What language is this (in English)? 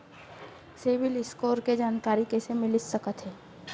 Chhattisgarhi